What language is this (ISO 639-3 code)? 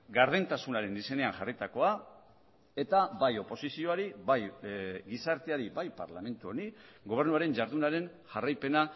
eus